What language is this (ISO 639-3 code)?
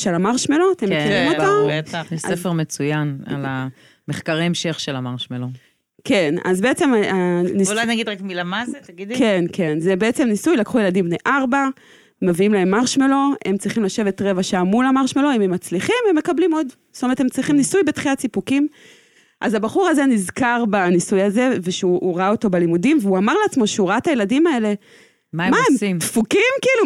heb